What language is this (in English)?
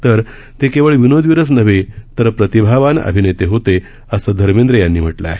Marathi